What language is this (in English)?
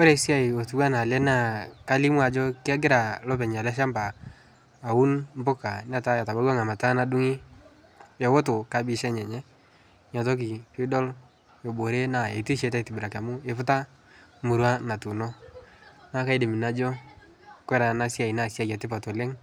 Masai